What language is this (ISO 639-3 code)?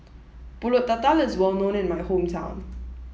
eng